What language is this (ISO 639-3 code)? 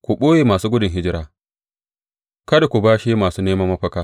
hau